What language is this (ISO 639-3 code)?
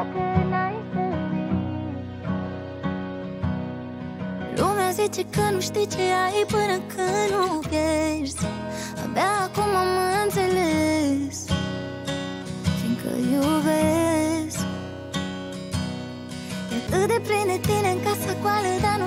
ron